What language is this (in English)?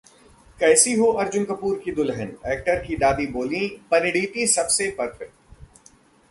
Hindi